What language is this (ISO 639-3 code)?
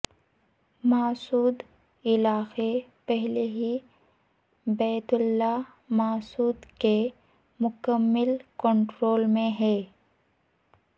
urd